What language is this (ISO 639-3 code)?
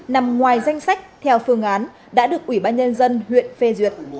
vie